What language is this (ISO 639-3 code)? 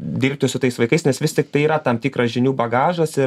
lit